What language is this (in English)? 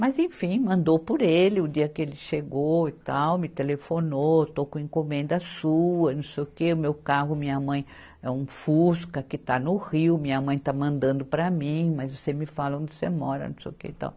Portuguese